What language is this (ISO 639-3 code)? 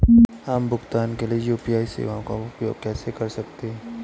hin